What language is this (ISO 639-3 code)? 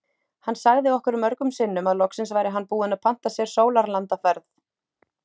isl